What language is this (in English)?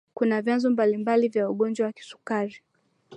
Swahili